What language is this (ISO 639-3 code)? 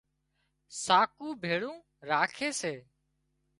kxp